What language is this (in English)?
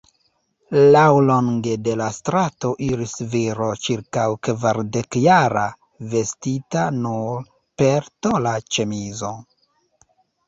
Esperanto